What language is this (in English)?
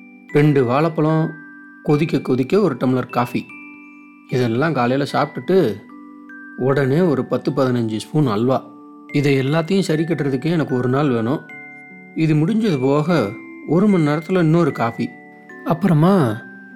Tamil